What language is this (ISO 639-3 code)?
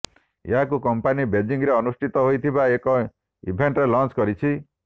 ori